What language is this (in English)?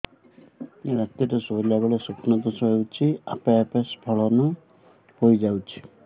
Odia